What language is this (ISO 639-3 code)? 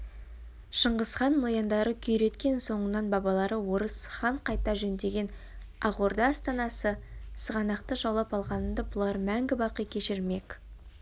kaz